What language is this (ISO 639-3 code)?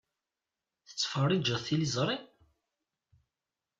kab